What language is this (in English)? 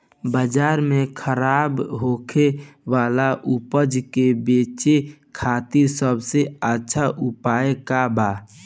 Bhojpuri